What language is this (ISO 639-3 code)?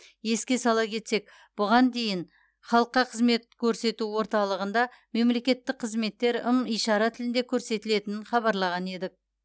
kaz